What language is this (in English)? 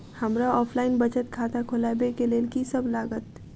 Maithili